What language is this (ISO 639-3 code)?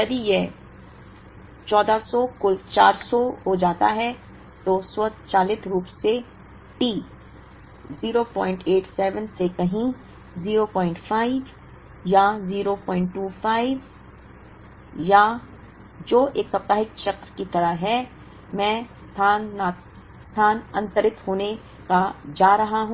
hin